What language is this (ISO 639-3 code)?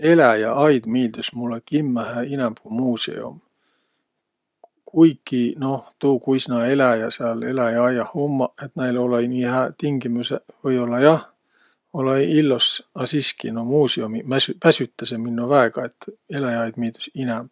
vro